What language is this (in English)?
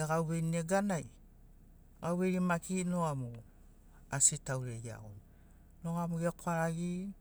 Sinaugoro